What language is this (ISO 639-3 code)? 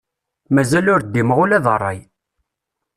kab